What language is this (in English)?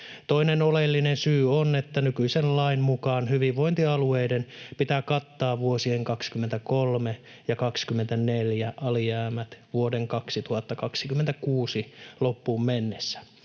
Finnish